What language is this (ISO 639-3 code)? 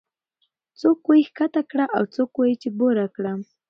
pus